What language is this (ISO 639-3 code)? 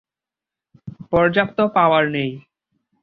ben